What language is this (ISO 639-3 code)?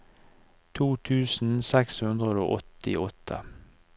nor